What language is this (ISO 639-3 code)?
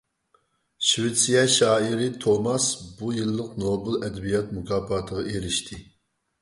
uig